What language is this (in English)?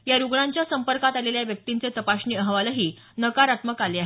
Marathi